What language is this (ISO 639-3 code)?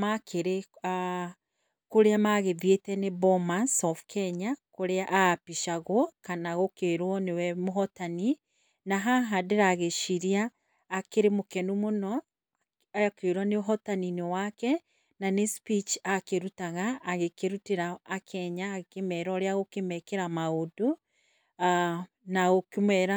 kik